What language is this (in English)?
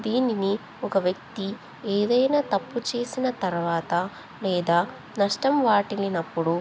Telugu